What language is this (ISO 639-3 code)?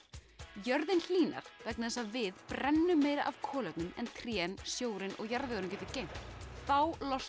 isl